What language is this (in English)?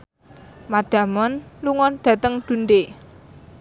Javanese